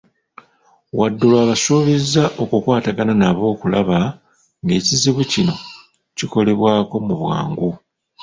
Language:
Ganda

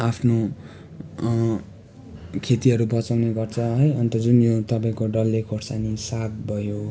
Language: Nepali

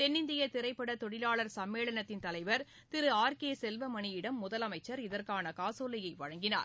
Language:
Tamil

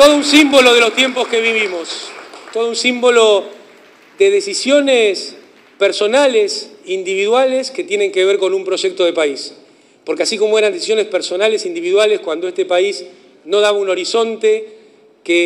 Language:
Spanish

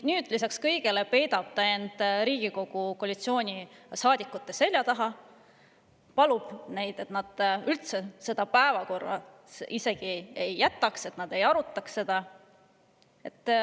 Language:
Estonian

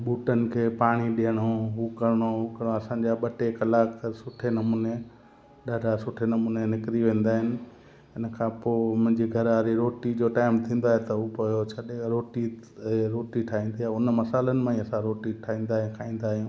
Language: Sindhi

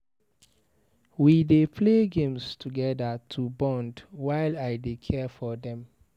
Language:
Nigerian Pidgin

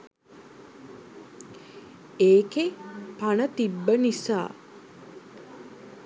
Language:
Sinhala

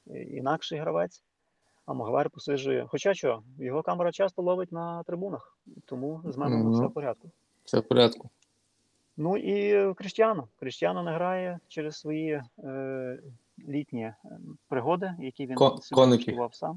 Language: Ukrainian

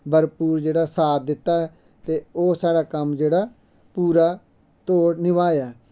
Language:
Dogri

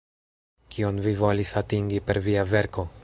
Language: Esperanto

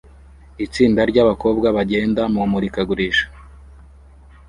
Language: Kinyarwanda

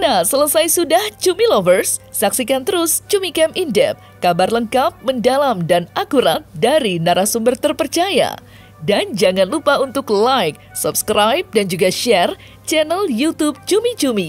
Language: Indonesian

